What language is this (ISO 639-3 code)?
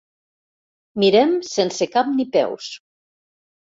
cat